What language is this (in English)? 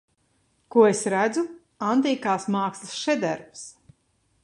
Latvian